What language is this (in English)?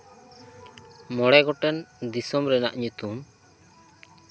Santali